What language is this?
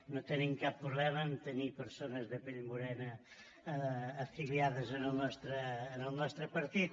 Catalan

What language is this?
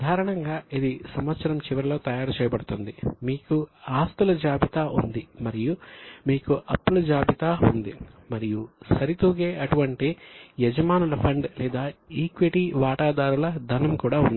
Telugu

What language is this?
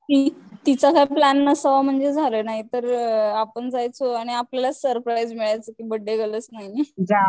Marathi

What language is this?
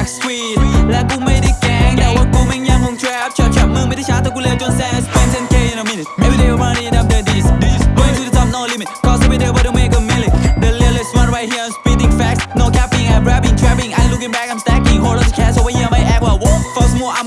Thai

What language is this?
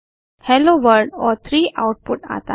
Hindi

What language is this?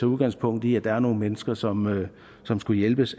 Danish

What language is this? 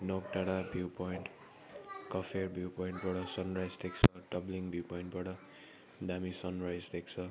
Nepali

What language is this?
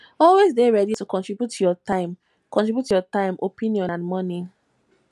Nigerian Pidgin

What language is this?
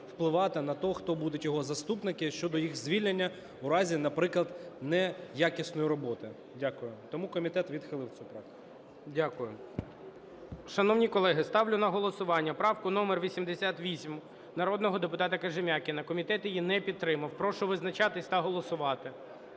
Ukrainian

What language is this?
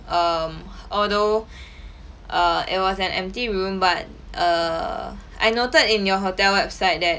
English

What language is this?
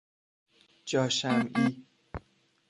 Persian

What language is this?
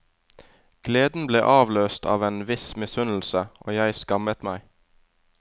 Norwegian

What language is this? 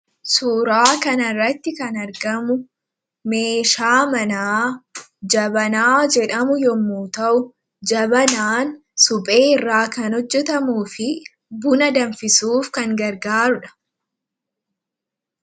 Oromo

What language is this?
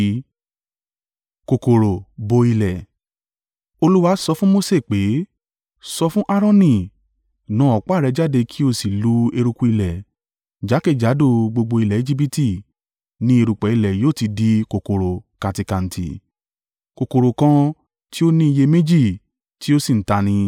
Yoruba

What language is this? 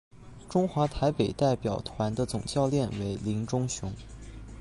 Chinese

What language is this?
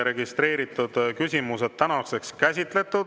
Estonian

